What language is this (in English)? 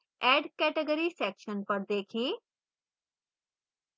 Hindi